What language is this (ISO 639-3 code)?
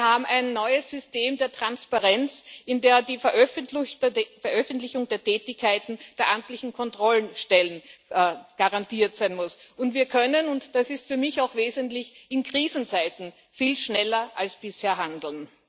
deu